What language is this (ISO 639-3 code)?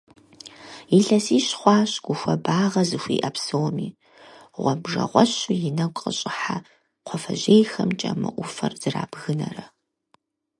kbd